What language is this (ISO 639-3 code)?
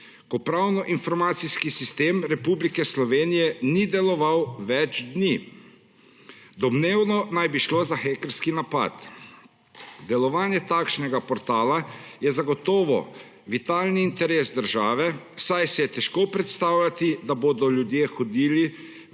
slv